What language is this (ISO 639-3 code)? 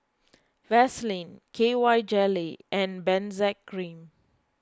eng